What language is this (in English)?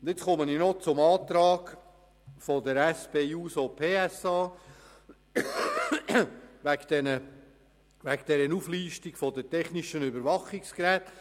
Swiss German